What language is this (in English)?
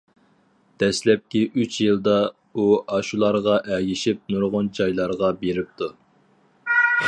Uyghur